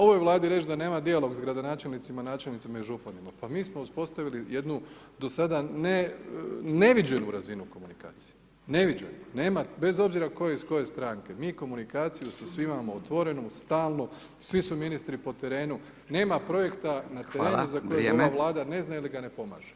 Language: Croatian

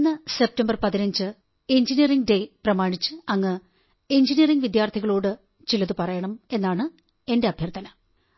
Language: Malayalam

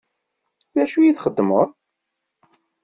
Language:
Kabyle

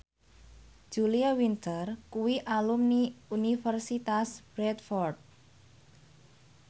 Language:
Javanese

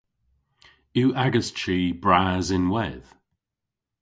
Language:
Cornish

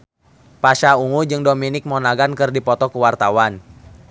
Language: Sundanese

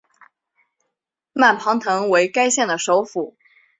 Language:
Chinese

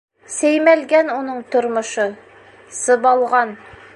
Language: Bashkir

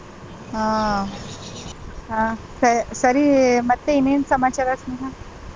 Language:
Kannada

